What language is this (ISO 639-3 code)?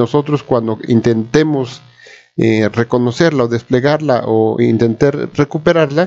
spa